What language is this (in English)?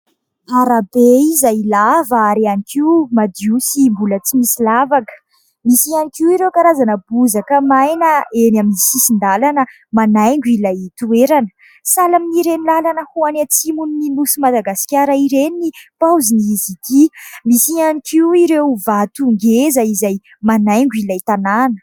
Malagasy